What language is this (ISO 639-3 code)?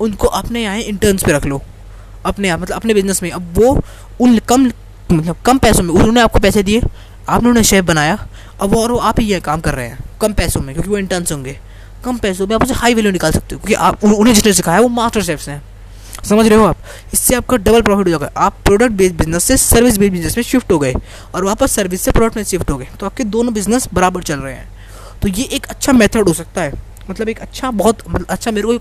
hin